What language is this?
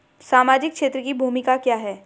Hindi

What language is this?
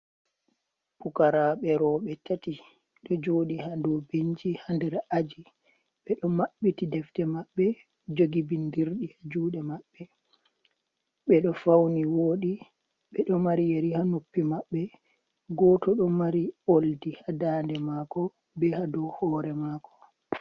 Fula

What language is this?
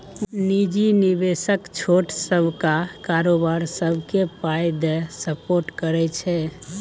Maithili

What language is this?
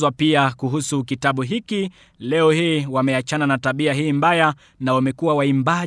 Swahili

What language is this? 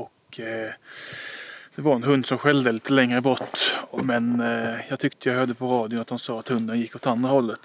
Swedish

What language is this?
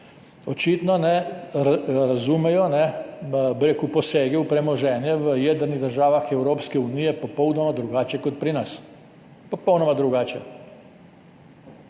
Slovenian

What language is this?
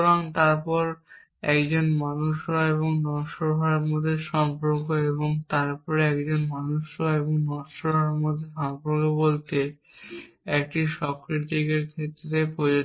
Bangla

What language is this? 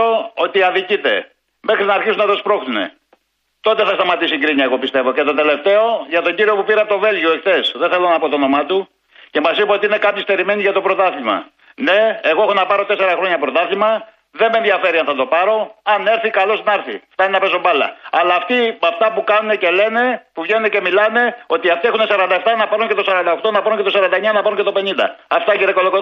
Greek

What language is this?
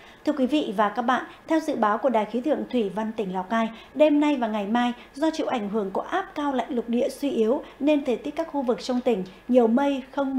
Vietnamese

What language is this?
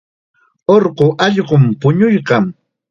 Chiquián Ancash Quechua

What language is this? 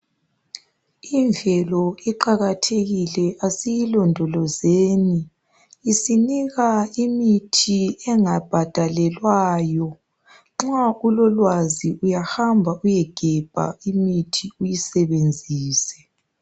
North Ndebele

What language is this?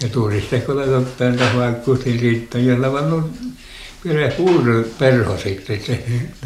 Finnish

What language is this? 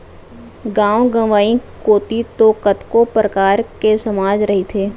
Chhattisgarhi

